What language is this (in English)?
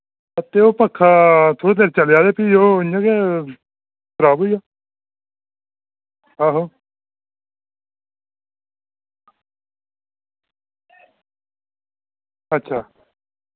Dogri